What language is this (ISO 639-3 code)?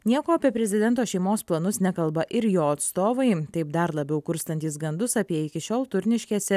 lit